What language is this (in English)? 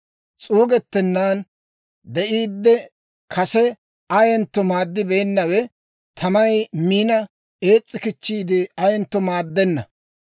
Dawro